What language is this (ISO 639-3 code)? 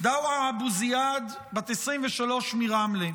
heb